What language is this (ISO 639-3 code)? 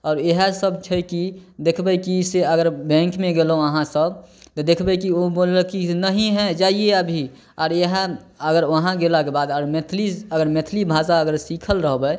mai